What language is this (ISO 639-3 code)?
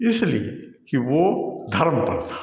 hin